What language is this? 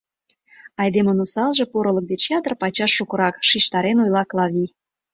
Mari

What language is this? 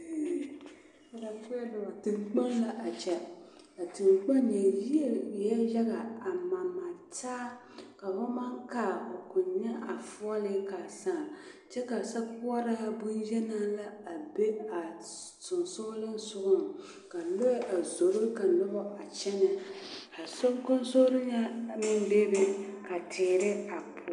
Southern Dagaare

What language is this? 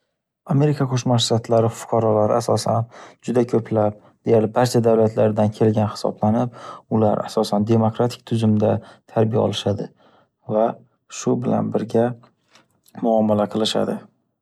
Uzbek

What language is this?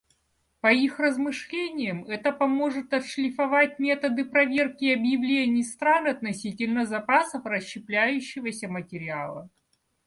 Russian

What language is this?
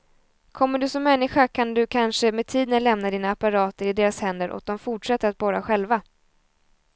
Swedish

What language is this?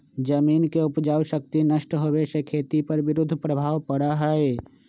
Magahi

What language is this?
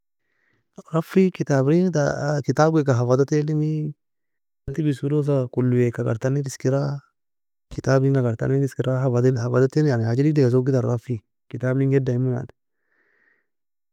Nobiin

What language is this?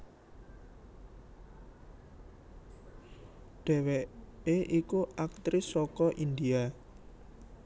Javanese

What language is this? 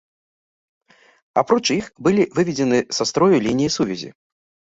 Belarusian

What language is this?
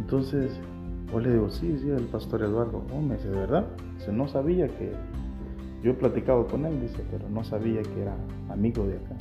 Spanish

